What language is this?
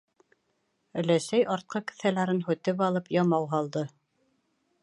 Bashkir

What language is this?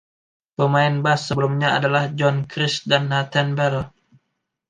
Indonesian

